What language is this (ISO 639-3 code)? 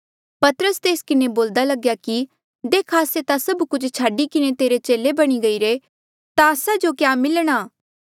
mjl